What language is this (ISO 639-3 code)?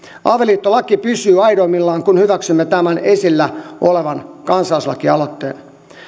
fin